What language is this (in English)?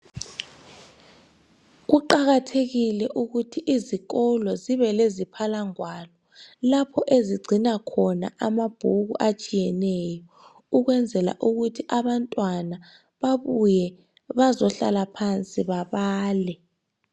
North Ndebele